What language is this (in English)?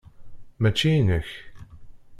Kabyle